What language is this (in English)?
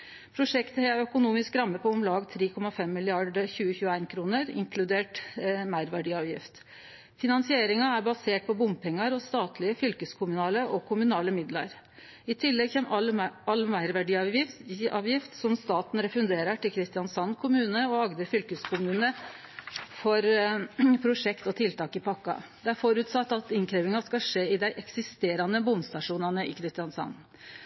Norwegian Nynorsk